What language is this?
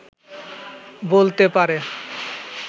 Bangla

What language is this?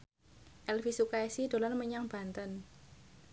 Javanese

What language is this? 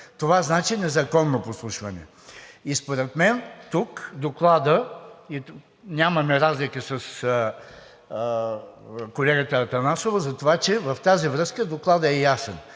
Bulgarian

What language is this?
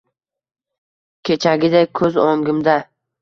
Uzbek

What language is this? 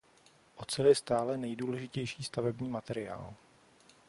Czech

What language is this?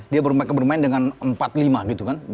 Indonesian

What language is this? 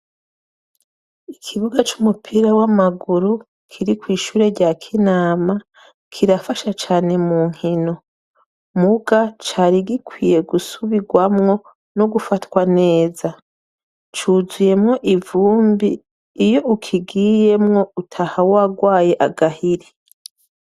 Rundi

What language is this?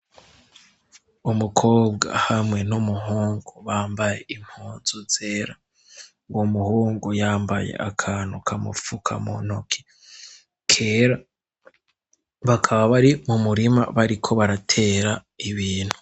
Rundi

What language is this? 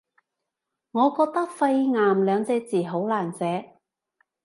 Cantonese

